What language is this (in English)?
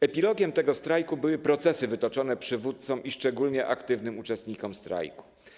Polish